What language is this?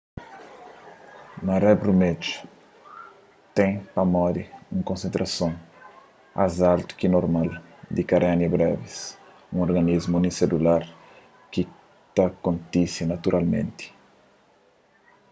Kabuverdianu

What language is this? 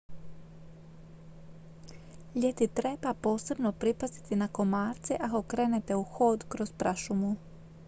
Croatian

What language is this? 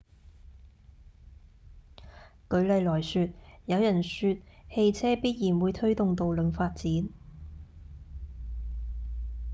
Cantonese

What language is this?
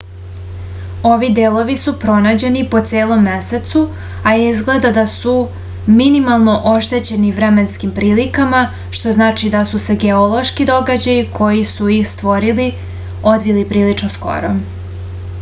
Serbian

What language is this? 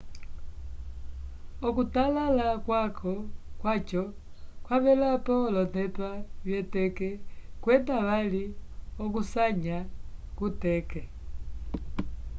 Umbundu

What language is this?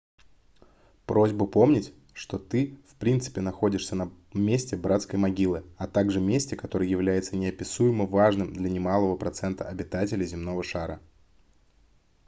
Russian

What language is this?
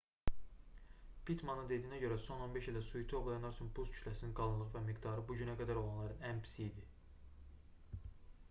Azerbaijani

